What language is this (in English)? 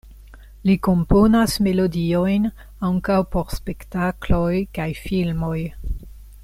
Esperanto